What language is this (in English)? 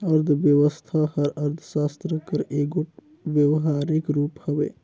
Chhattisgarhi